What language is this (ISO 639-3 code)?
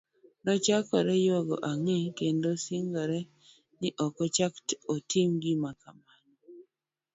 luo